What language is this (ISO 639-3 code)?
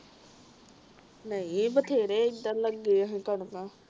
pan